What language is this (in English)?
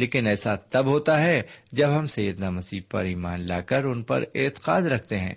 Urdu